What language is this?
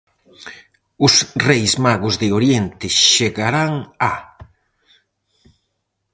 Galician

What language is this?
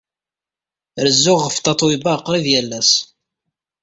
Kabyle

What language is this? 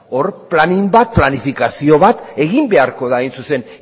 Basque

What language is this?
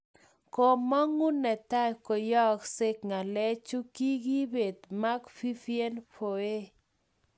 Kalenjin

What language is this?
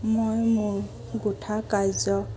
Assamese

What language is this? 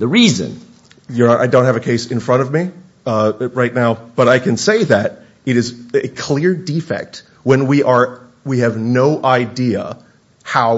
English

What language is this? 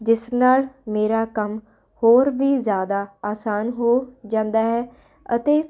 Punjabi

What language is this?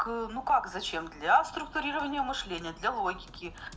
Russian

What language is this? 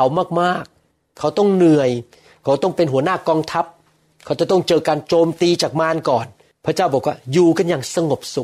Thai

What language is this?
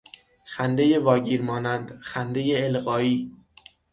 Persian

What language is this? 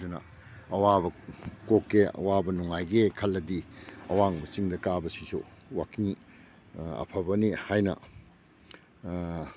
Manipuri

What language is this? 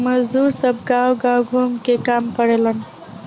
Bhojpuri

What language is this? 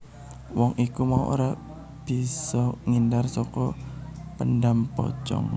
Javanese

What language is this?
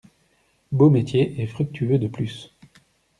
French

